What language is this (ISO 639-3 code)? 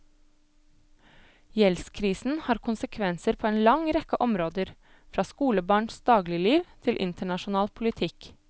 nor